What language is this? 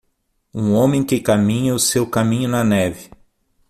Portuguese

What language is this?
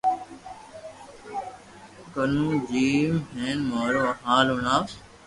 Loarki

